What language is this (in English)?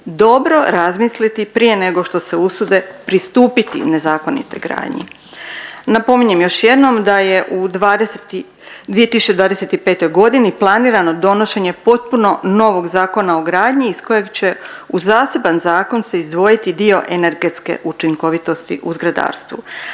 Croatian